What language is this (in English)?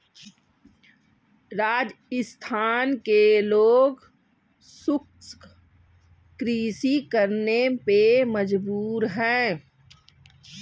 Hindi